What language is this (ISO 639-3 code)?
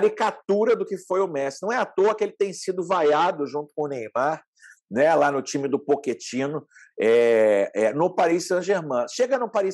por